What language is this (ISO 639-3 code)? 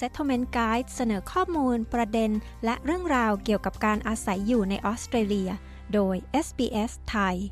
tha